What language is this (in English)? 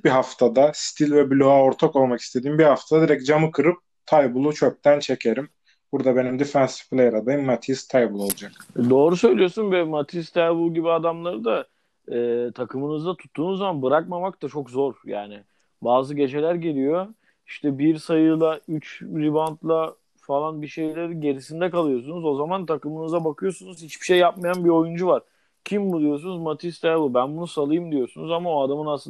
Turkish